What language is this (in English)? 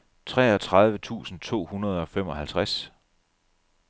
Danish